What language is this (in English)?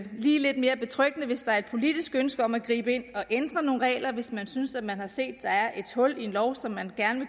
Danish